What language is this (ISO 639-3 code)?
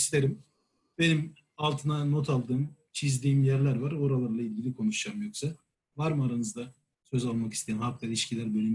tur